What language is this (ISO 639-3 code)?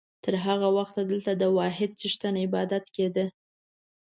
pus